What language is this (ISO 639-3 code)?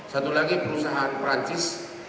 ind